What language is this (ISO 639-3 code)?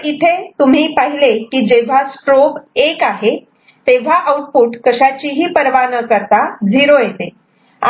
mar